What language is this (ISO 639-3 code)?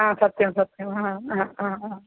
san